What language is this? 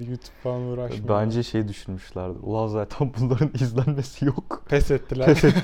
Turkish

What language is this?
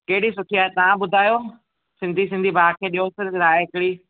Sindhi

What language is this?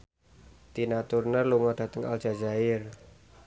Javanese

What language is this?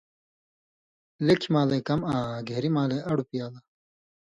Indus Kohistani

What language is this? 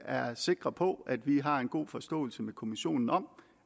Danish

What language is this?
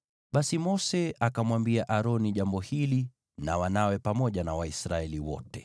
Swahili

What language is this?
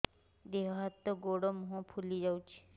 Odia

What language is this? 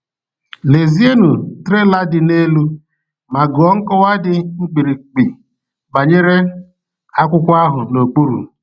Igbo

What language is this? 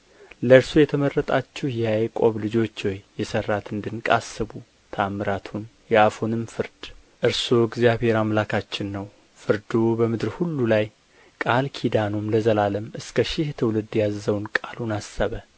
Amharic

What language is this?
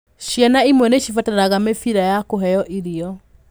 Kikuyu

